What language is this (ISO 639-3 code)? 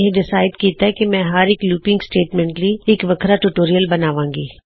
pan